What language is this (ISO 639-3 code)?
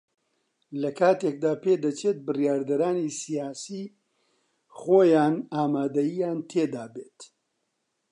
ckb